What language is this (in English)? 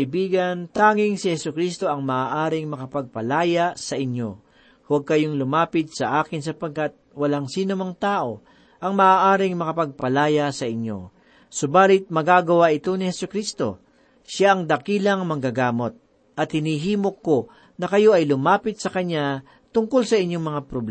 Filipino